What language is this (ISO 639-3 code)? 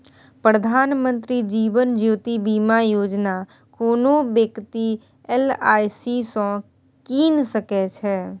mai